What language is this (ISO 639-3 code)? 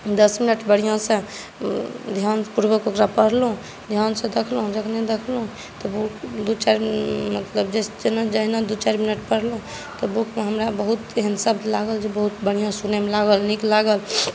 mai